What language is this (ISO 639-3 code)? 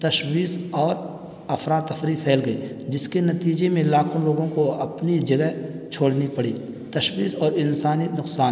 urd